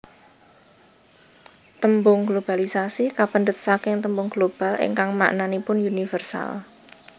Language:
Javanese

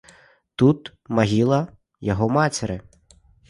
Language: Belarusian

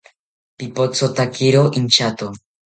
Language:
South Ucayali Ashéninka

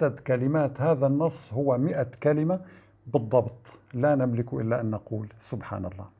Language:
Arabic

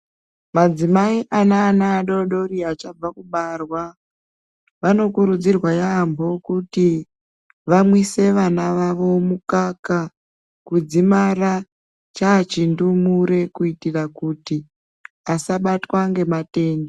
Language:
Ndau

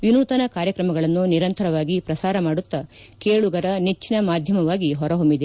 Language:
Kannada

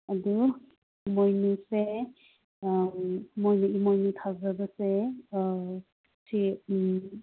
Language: Manipuri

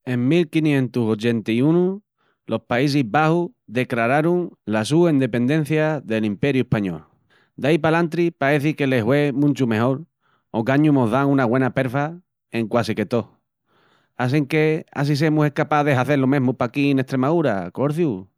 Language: Extremaduran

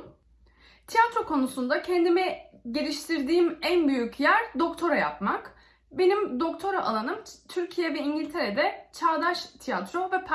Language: Turkish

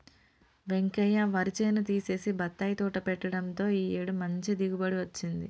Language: Telugu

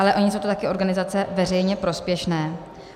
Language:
Czech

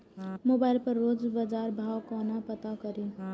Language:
Maithili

